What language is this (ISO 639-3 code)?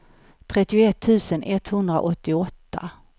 swe